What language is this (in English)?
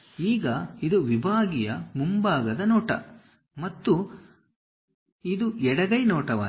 Kannada